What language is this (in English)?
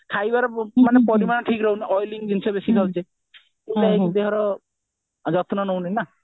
Odia